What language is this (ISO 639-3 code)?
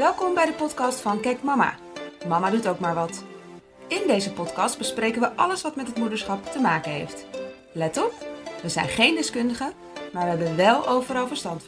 nld